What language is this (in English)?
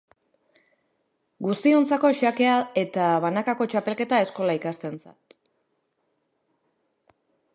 Basque